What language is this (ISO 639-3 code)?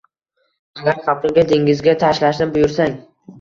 uzb